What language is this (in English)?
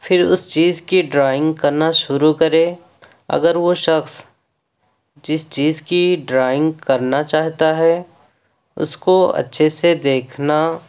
Urdu